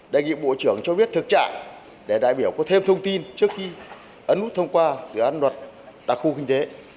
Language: Vietnamese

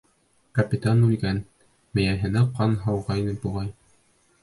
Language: Bashkir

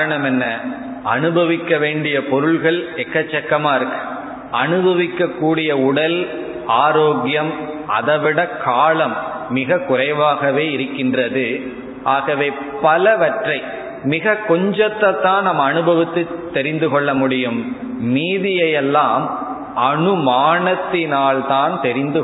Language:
Tamil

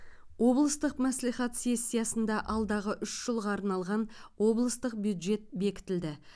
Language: Kazakh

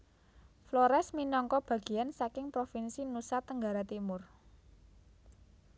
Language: Javanese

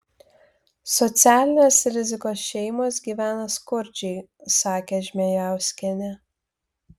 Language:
Lithuanian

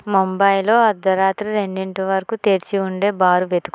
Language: Telugu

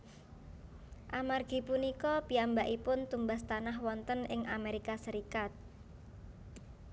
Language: Javanese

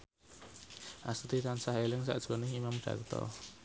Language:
Javanese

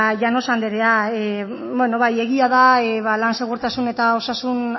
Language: Basque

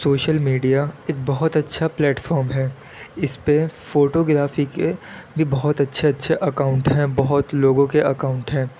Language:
Urdu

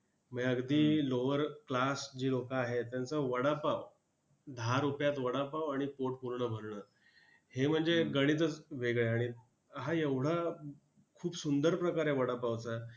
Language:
Marathi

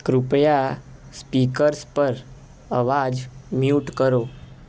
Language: Gujarati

